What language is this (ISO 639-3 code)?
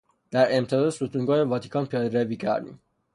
fas